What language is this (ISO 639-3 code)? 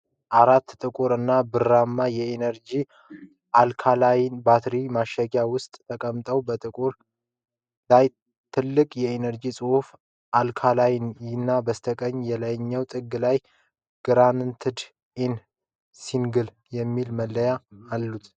amh